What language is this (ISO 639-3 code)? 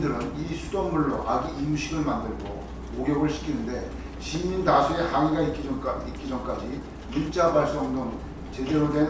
kor